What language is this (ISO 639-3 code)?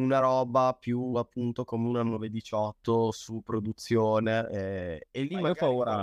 ita